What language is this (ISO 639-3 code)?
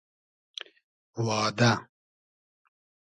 haz